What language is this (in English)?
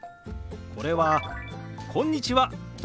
Japanese